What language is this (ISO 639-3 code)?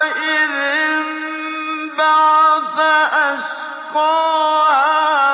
ara